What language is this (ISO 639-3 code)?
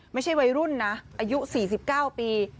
tha